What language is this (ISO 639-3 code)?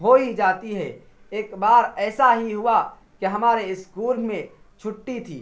urd